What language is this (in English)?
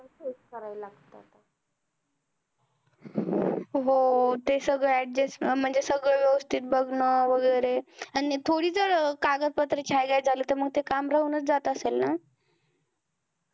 Marathi